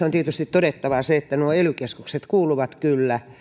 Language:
Finnish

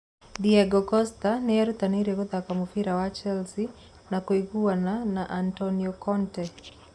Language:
Kikuyu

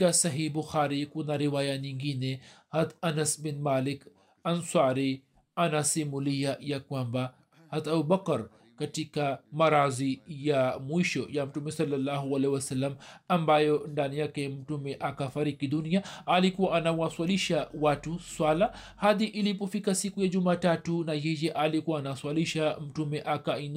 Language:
Swahili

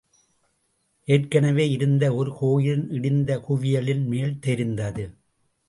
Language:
Tamil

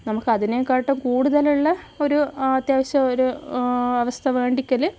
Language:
Malayalam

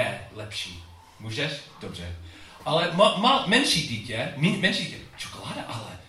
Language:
Czech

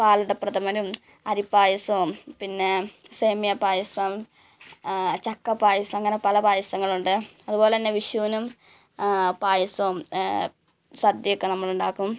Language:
Malayalam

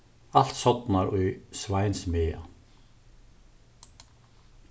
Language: Faroese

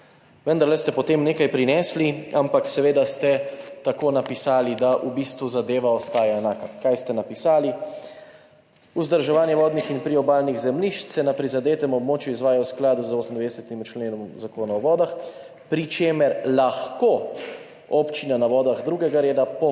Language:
Slovenian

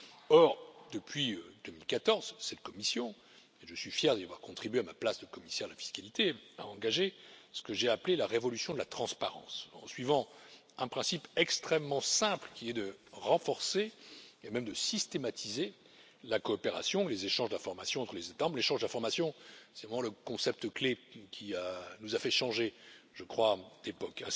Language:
French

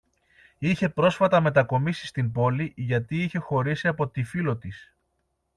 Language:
Greek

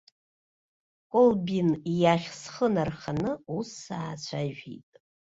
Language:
Abkhazian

